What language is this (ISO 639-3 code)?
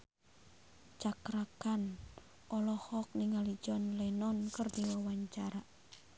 sun